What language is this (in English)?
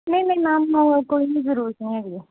Punjabi